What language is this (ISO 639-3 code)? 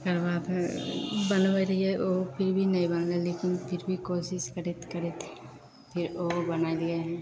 mai